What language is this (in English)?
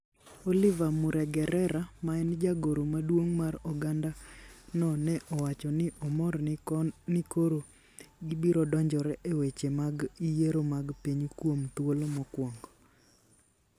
Luo (Kenya and Tanzania)